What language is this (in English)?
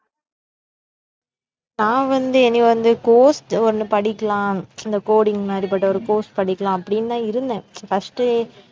Tamil